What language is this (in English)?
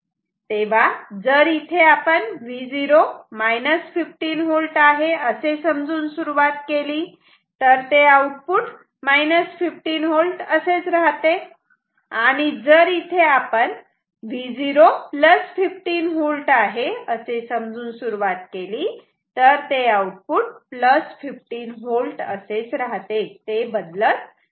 Marathi